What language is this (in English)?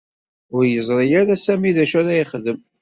Kabyle